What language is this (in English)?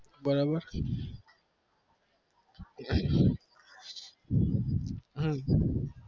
Gujarati